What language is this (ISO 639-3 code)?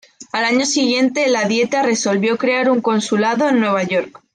spa